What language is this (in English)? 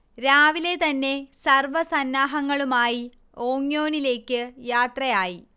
Malayalam